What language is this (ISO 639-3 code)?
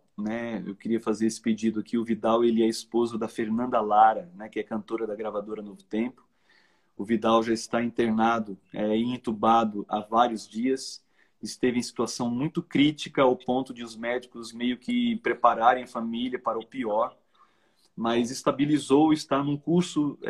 por